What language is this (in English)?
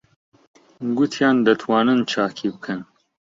Central Kurdish